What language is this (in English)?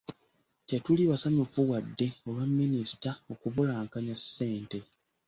Ganda